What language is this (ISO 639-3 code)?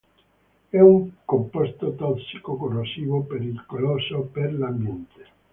ita